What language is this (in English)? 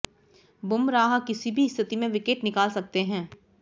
Hindi